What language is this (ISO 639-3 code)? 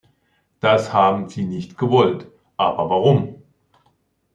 deu